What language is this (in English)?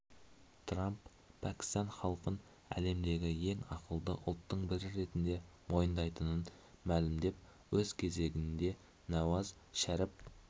Kazakh